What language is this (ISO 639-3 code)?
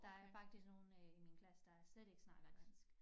dan